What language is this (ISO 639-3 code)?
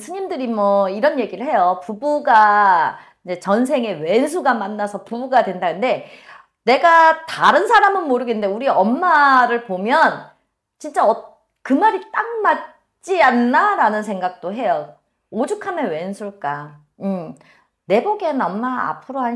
kor